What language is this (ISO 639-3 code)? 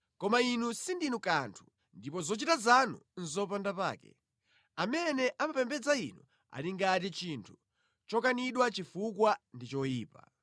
nya